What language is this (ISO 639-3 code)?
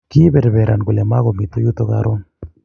kln